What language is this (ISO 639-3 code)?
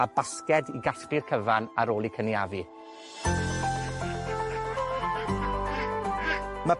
cym